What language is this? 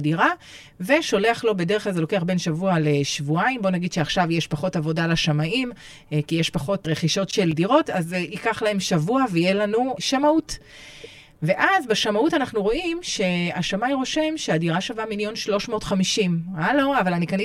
Hebrew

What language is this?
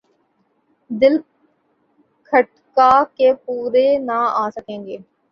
Urdu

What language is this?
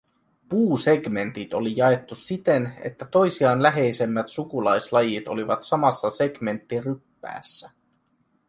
Finnish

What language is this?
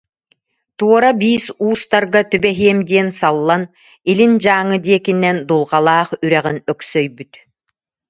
Yakut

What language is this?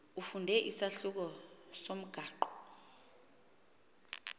Xhosa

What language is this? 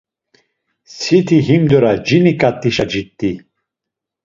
Laz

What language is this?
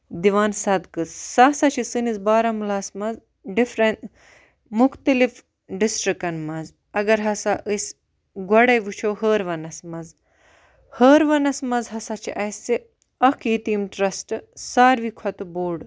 Kashmiri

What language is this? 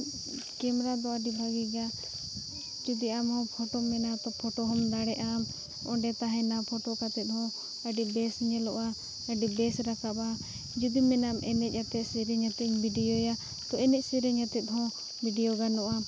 Santali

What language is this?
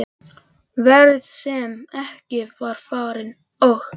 Icelandic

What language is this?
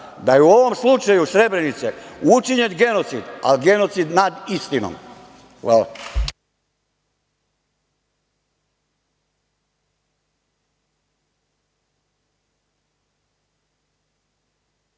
Serbian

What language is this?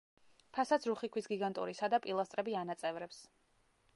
Georgian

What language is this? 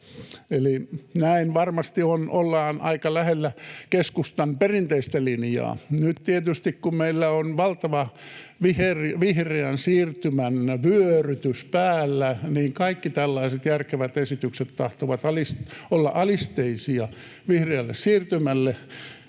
Finnish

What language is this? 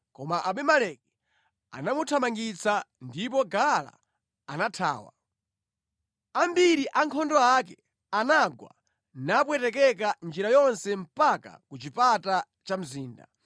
Nyanja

